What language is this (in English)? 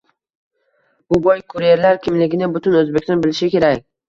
Uzbek